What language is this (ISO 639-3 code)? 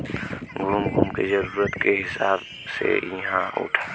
bho